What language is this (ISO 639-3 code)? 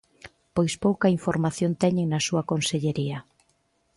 glg